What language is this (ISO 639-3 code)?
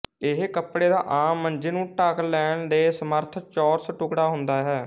pan